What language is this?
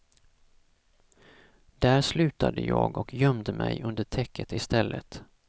Swedish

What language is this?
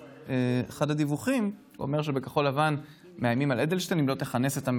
Hebrew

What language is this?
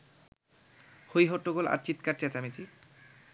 Bangla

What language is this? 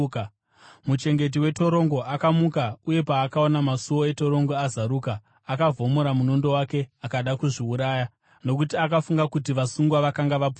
Shona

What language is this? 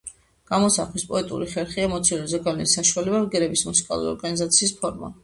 Georgian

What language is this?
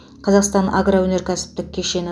Kazakh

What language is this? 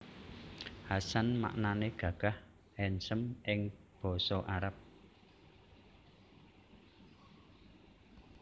Javanese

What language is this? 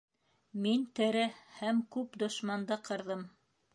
Bashkir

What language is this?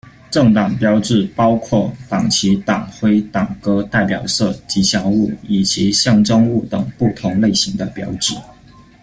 Chinese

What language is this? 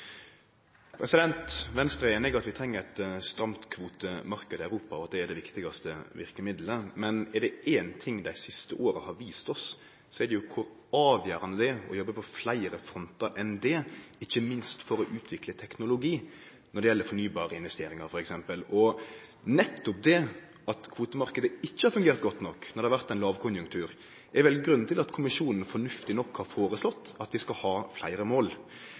Norwegian Nynorsk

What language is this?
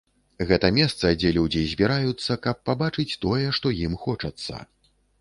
Belarusian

